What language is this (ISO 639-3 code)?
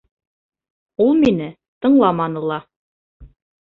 bak